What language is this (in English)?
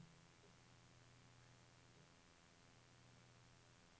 Norwegian